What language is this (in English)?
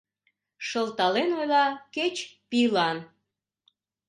Mari